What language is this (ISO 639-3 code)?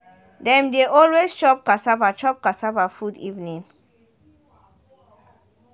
pcm